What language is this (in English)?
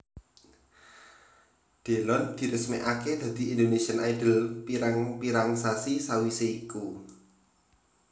Javanese